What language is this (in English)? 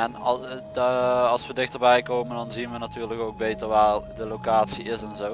Dutch